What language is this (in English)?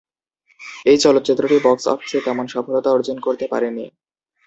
Bangla